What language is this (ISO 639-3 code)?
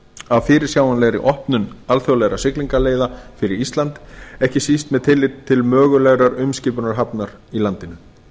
isl